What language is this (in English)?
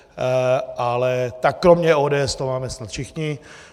Czech